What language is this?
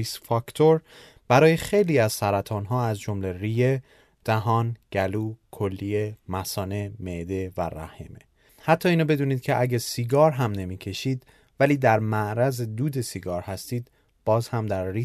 Persian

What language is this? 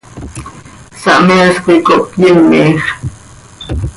Seri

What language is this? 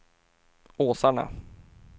Swedish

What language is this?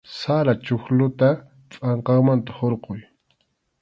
Arequipa-La Unión Quechua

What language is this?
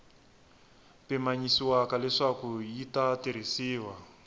Tsonga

